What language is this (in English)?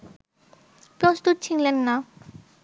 Bangla